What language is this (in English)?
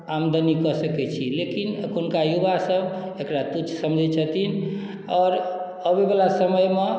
Maithili